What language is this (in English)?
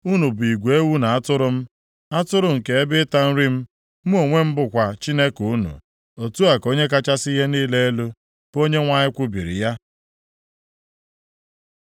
Igbo